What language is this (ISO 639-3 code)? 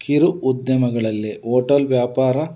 kan